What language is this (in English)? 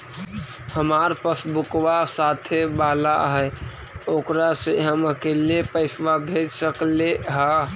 Magahi